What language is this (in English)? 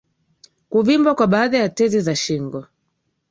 Swahili